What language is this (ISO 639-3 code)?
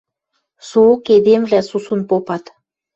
mrj